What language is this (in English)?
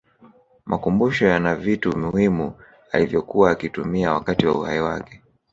Swahili